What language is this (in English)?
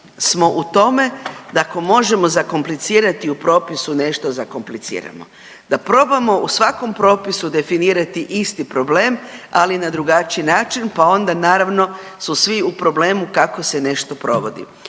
Croatian